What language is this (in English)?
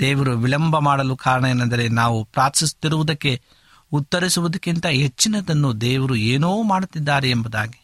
Kannada